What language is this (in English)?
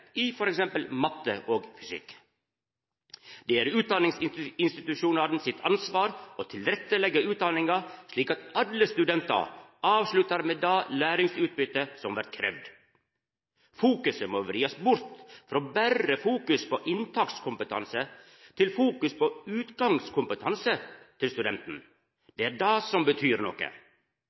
Norwegian Nynorsk